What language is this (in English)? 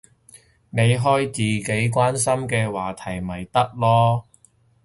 Cantonese